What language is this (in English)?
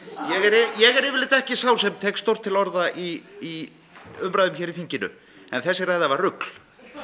Icelandic